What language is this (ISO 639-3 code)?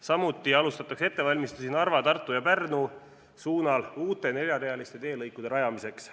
est